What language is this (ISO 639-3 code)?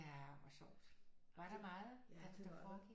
dan